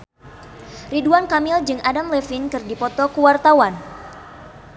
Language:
Sundanese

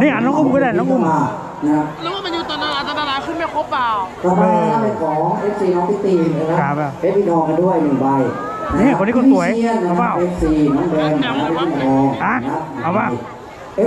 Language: Thai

